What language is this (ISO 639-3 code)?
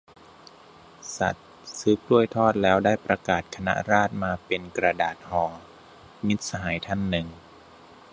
tha